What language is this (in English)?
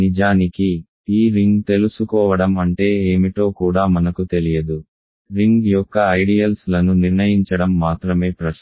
Telugu